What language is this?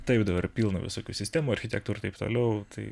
Lithuanian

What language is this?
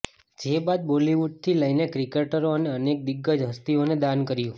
Gujarati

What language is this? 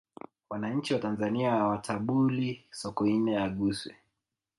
Swahili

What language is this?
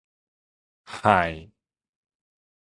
Min Nan Chinese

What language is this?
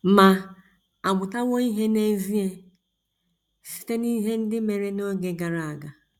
Igbo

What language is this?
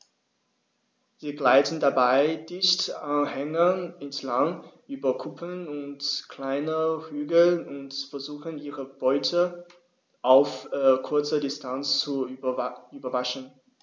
German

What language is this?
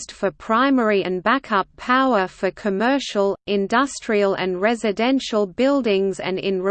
English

